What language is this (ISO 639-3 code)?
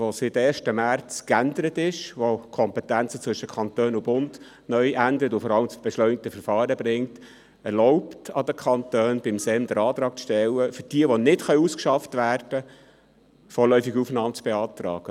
gsw